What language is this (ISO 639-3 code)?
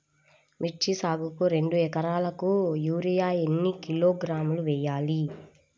tel